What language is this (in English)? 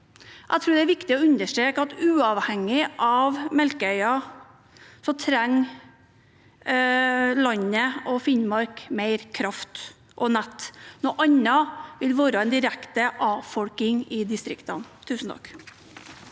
Norwegian